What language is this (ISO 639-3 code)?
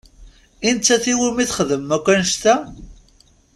kab